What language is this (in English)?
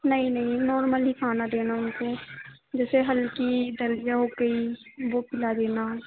Hindi